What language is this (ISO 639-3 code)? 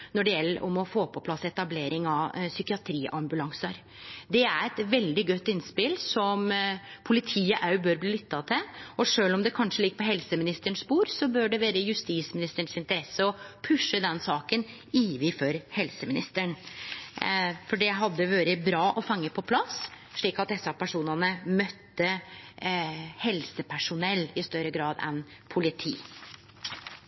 nno